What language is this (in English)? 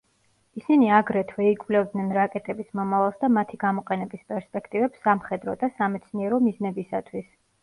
Georgian